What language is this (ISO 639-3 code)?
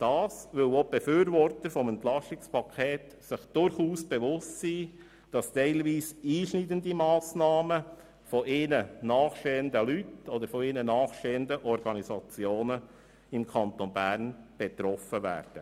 gsw